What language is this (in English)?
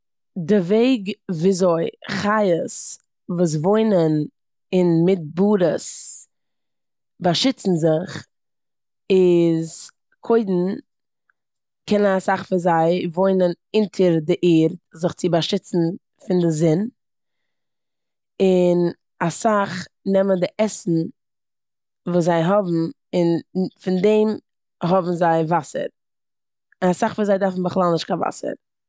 Yiddish